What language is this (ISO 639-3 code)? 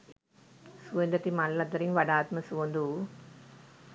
sin